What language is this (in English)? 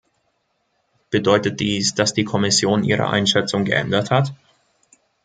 German